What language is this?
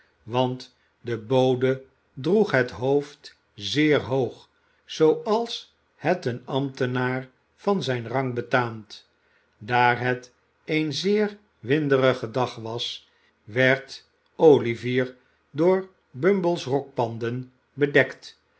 Dutch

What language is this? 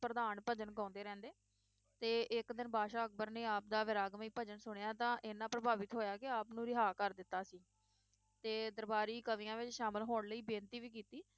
Punjabi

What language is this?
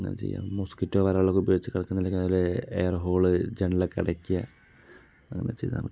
Malayalam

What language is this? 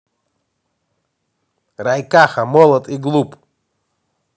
Russian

